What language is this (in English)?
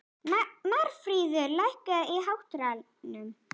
Icelandic